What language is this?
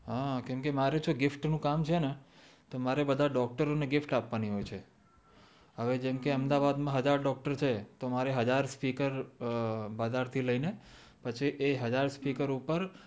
Gujarati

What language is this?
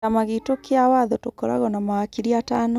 Kikuyu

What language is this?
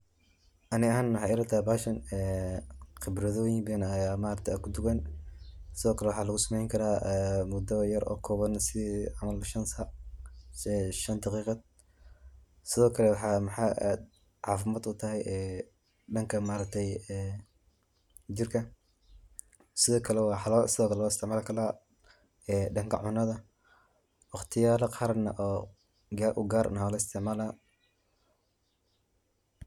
Somali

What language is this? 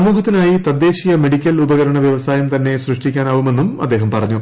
Malayalam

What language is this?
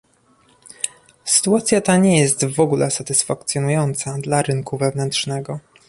Polish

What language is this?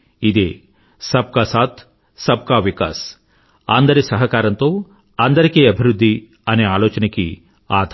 Telugu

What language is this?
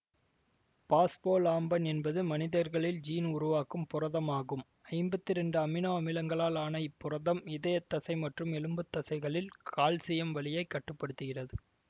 Tamil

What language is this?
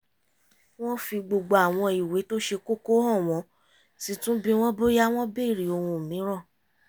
Yoruba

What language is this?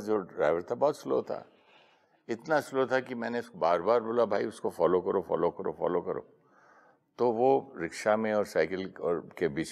Hindi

